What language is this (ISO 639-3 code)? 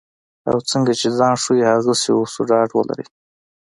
pus